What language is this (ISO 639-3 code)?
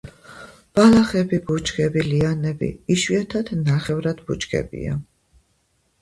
kat